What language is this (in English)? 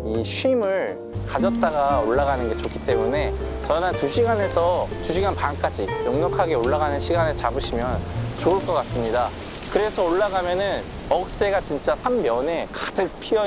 Korean